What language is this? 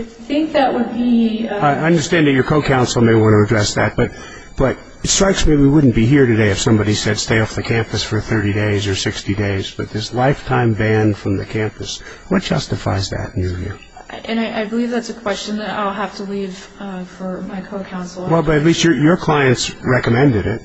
English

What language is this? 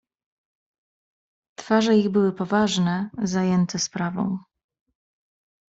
Polish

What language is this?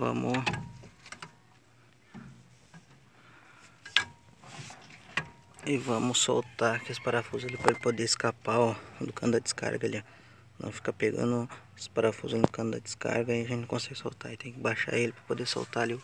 Portuguese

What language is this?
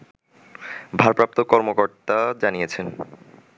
Bangla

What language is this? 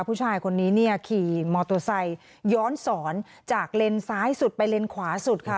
Thai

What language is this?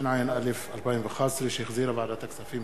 Hebrew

